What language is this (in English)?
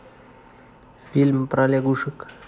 Russian